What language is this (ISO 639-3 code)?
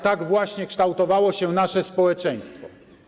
pol